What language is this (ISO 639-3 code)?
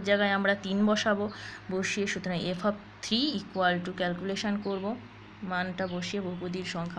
hin